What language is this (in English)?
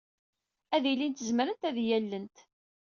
Kabyle